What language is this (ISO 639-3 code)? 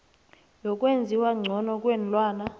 nbl